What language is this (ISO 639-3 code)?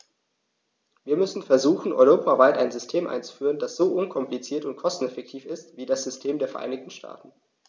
deu